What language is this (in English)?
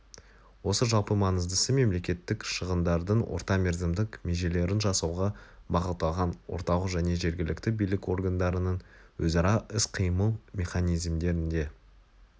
Kazakh